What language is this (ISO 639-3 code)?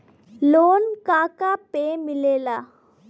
bho